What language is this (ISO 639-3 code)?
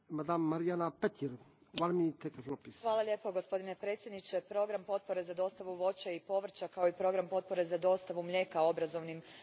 hrv